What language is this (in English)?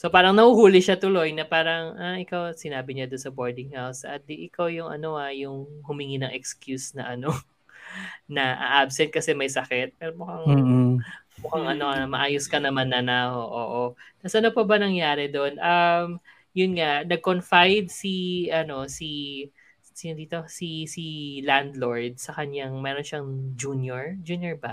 Filipino